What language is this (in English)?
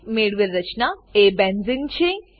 Gujarati